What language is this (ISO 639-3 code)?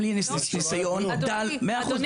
heb